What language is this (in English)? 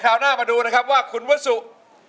Thai